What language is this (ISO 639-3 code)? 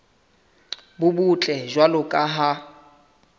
sot